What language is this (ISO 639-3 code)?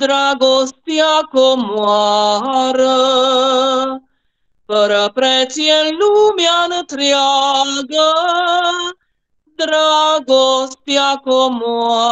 ron